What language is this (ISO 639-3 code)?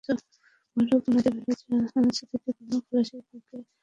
ben